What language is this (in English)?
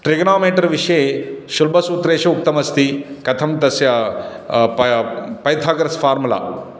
Sanskrit